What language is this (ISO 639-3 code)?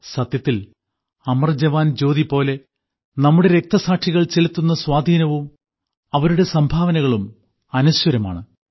mal